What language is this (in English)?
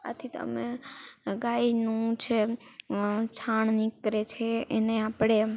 Gujarati